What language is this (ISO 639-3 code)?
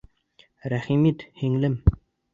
bak